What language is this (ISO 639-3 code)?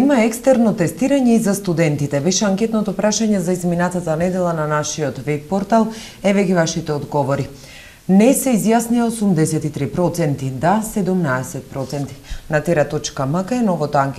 mkd